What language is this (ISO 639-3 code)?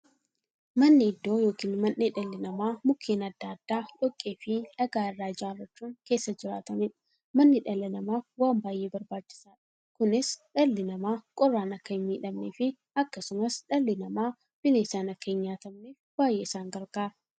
orm